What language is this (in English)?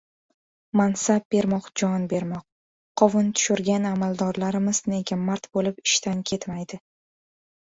Uzbek